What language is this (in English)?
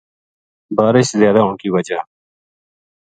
Gujari